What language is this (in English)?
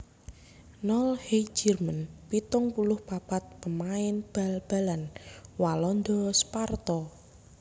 Javanese